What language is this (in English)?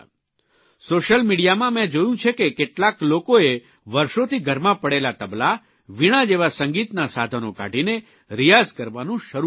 Gujarati